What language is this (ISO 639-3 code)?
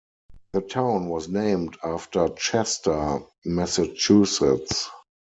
eng